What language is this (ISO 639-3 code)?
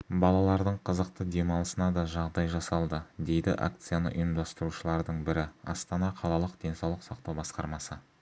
kaz